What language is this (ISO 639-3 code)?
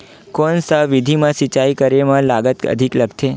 hne